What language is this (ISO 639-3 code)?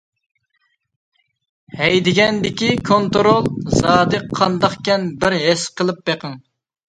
uig